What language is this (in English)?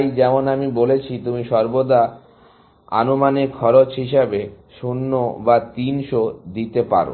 Bangla